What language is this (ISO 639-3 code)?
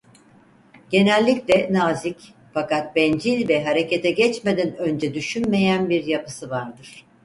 tur